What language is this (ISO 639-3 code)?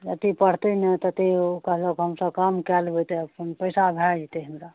mai